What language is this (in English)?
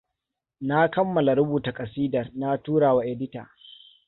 Hausa